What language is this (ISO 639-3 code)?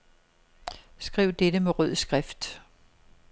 dan